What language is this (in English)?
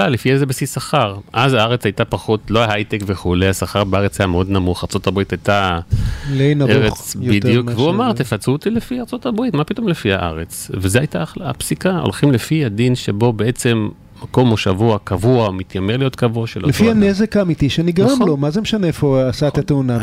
Hebrew